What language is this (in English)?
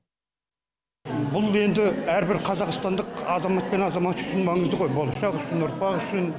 Kazakh